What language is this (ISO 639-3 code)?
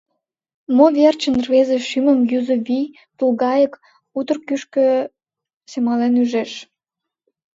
chm